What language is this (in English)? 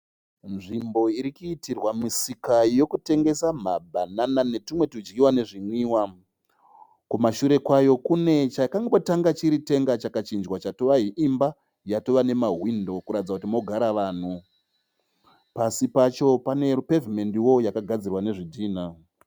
Shona